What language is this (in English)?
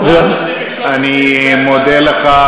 Hebrew